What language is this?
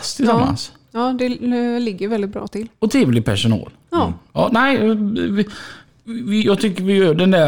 Swedish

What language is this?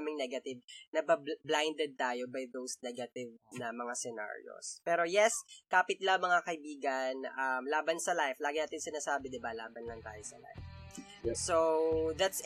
Filipino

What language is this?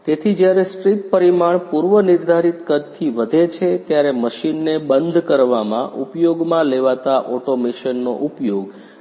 Gujarati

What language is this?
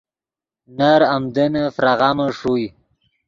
Yidgha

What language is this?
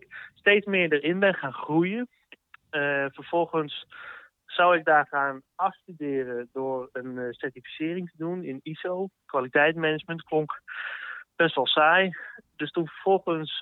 Dutch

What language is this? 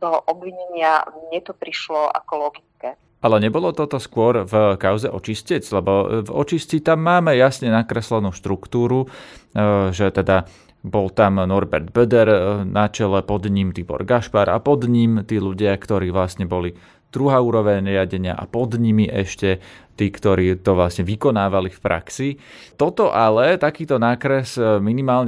Slovak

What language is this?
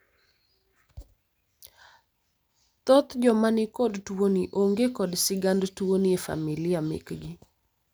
Luo (Kenya and Tanzania)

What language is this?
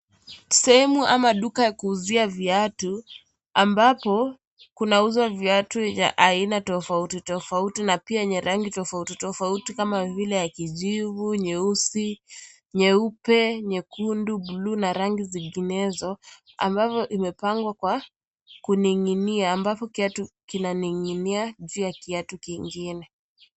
Swahili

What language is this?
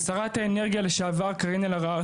Hebrew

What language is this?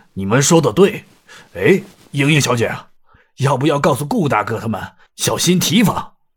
Chinese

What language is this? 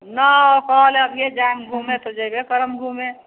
Maithili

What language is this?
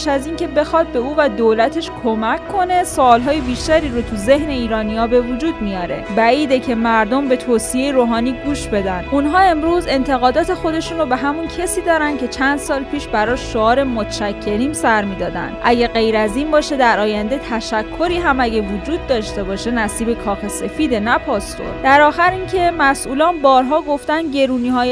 Persian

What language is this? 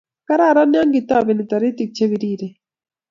Kalenjin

